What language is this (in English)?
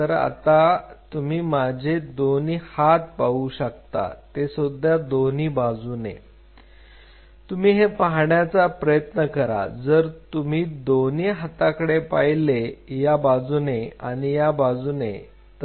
Marathi